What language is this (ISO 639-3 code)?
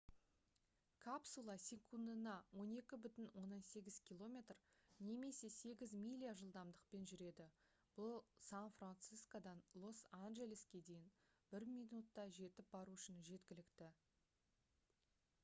kaz